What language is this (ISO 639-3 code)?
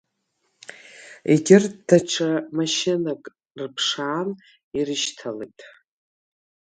abk